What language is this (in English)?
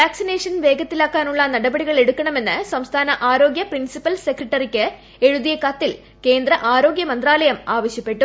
Malayalam